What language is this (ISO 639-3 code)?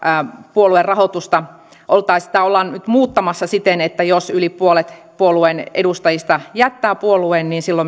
fin